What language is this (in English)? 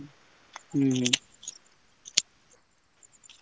Odia